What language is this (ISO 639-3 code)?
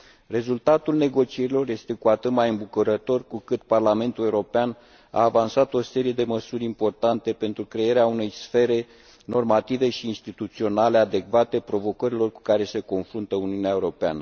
ron